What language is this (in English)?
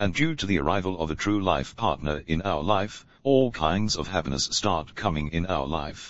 English